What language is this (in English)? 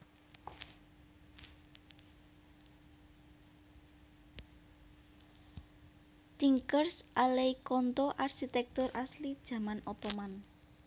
Javanese